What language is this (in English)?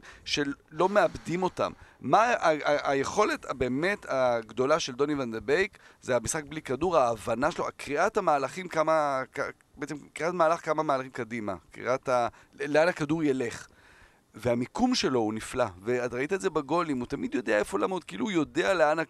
Hebrew